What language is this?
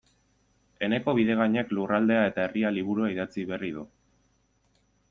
Basque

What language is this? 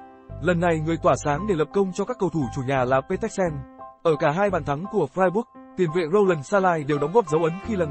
Vietnamese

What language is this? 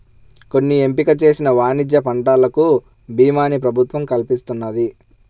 Telugu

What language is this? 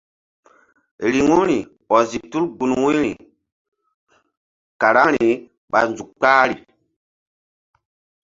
Mbum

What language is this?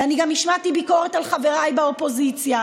Hebrew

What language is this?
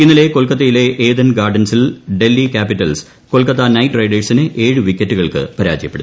Malayalam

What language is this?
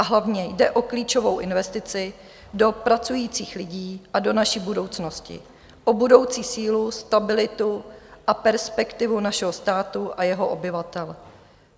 Czech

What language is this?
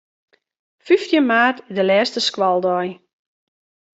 Western Frisian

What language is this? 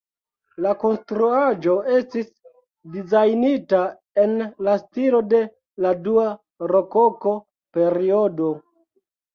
Esperanto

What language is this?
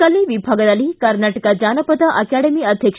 Kannada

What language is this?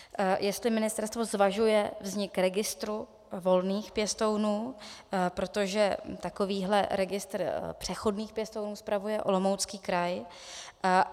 Czech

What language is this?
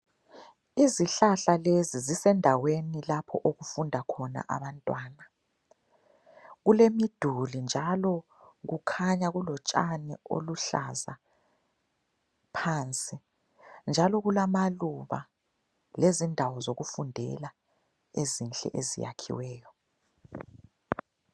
North Ndebele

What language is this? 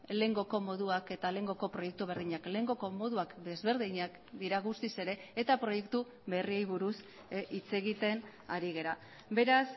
Basque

